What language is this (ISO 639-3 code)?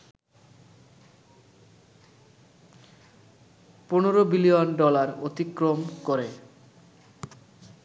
ben